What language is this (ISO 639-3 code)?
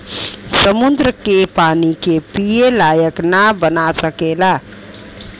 bho